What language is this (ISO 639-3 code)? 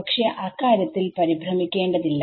mal